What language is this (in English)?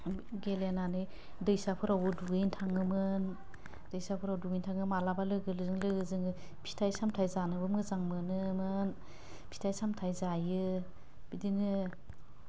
Bodo